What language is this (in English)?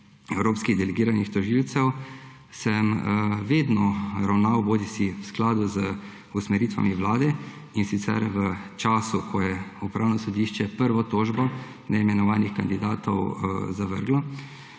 Slovenian